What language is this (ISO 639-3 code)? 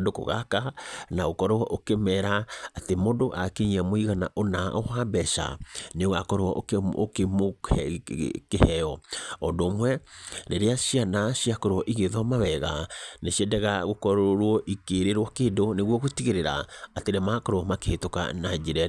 kik